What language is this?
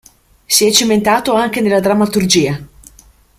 Italian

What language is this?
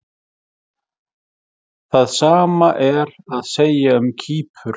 Icelandic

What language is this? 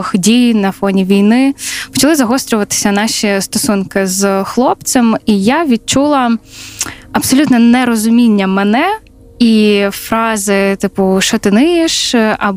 Ukrainian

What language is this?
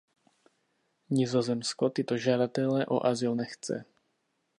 Czech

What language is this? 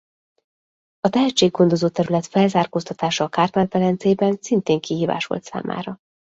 Hungarian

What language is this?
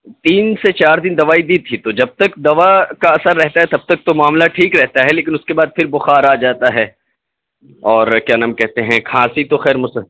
Urdu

